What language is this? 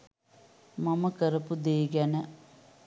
Sinhala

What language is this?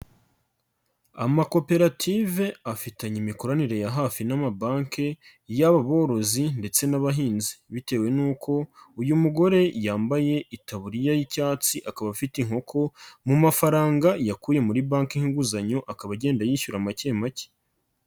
Kinyarwanda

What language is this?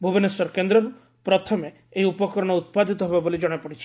Odia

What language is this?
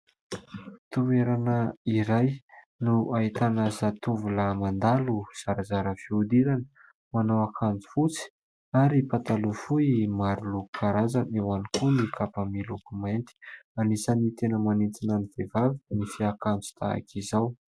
Malagasy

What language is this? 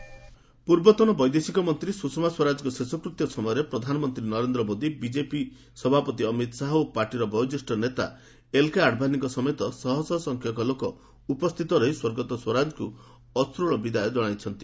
Odia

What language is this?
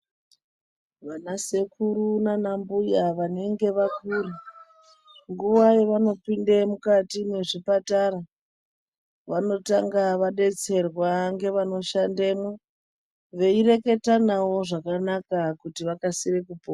Ndau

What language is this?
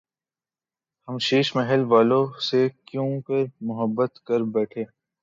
Urdu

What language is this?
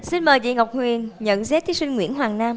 Vietnamese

